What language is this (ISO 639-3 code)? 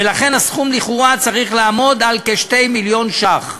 heb